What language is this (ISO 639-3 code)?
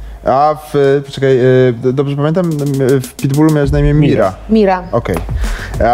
pol